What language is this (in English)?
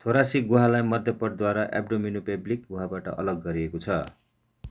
Nepali